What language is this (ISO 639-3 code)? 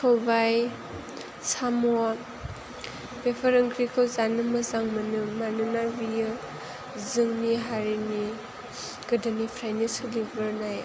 brx